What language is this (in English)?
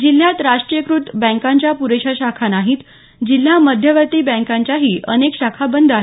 Marathi